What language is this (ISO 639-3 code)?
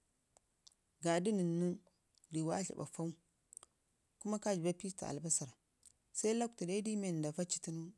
ngi